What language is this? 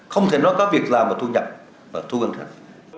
Vietnamese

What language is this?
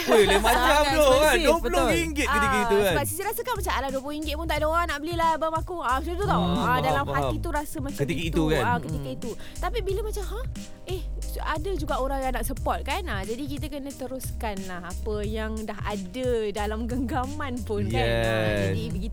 Malay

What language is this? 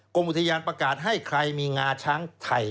Thai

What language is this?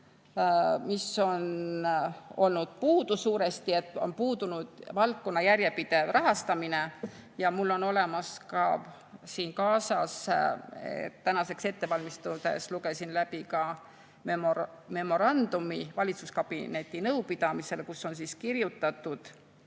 Estonian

